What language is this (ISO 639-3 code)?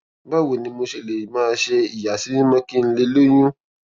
yor